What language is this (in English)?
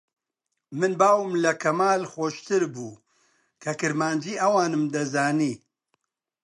Central Kurdish